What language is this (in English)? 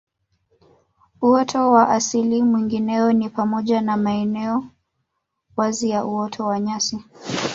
Swahili